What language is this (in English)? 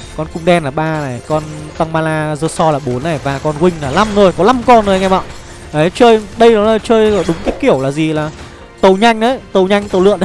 Vietnamese